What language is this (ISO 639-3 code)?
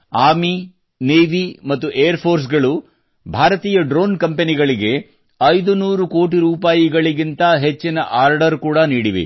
kan